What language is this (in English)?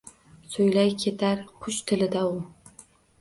Uzbek